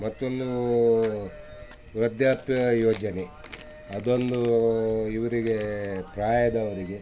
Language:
Kannada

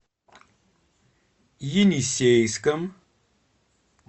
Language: Russian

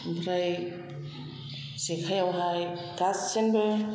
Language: Bodo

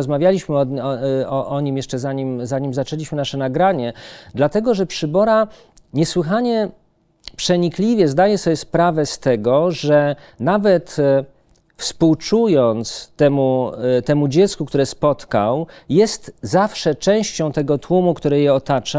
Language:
Polish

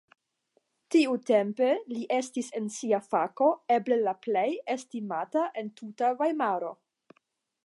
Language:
Esperanto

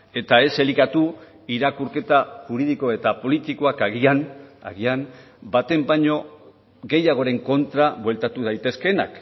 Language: Basque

